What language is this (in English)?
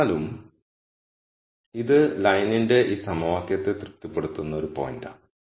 Malayalam